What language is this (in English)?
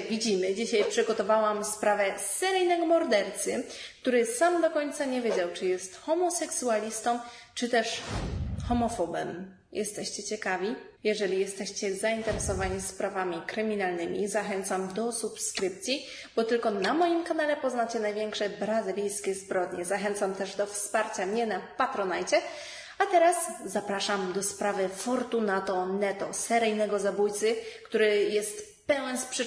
Polish